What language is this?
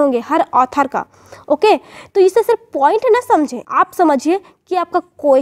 Hindi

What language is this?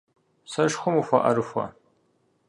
Kabardian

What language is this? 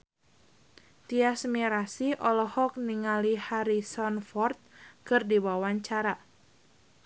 Sundanese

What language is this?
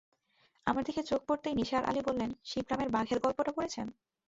Bangla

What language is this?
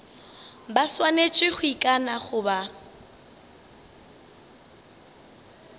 Northern Sotho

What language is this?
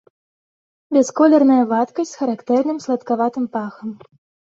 Belarusian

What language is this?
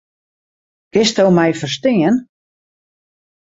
Western Frisian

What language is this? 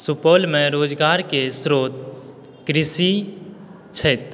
Maithili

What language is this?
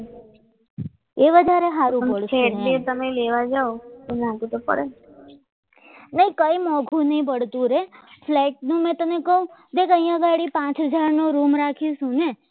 Gujarati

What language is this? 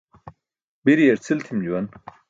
Burushaski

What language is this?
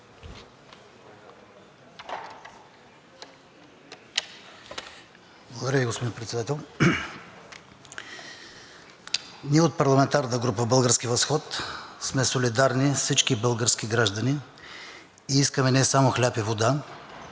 Bulgarian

